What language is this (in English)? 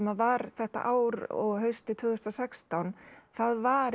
Icelandic